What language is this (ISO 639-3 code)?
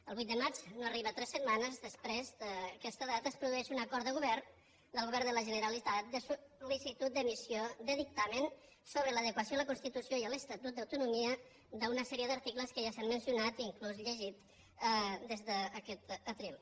cat